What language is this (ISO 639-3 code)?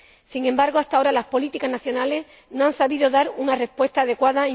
spa